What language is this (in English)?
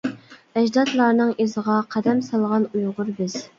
Uyghur